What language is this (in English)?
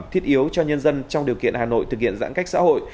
Vietnamese